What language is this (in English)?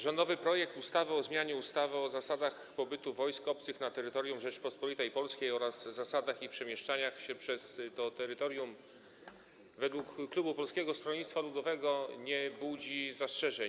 Polish